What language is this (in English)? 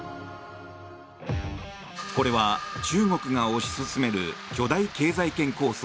Japanese